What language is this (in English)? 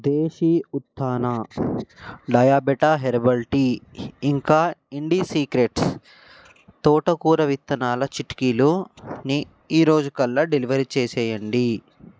Telugu